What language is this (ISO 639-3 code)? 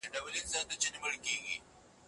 pus